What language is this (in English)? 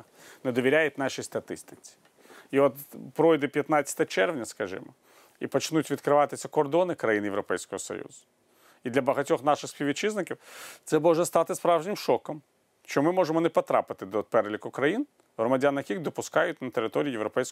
Ukrainian